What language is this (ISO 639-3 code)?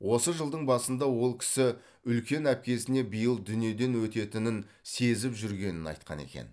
kaz